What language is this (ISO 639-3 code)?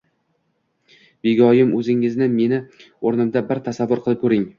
uzb